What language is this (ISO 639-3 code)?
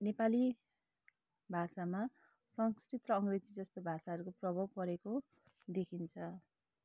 nep